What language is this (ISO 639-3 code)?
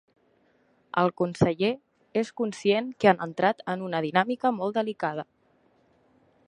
cat